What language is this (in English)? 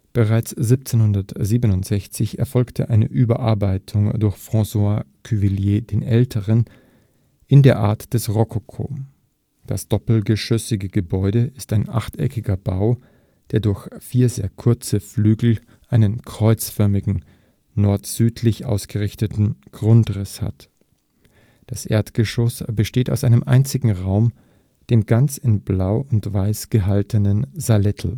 German